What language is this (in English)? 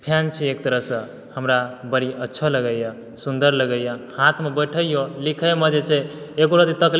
Maithili